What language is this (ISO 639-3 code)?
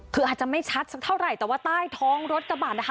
tha